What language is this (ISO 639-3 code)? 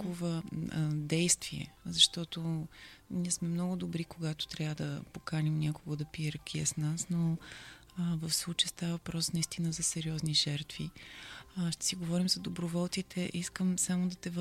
bul